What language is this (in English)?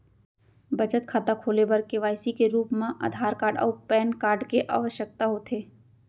Chhattisgarhi